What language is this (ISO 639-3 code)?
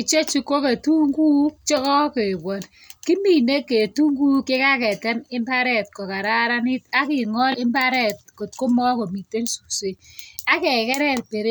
kln